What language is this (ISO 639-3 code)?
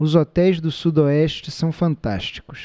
por